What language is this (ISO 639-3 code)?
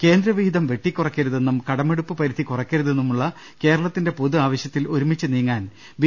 mal